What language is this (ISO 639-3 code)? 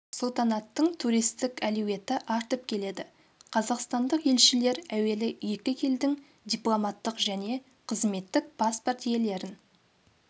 kaz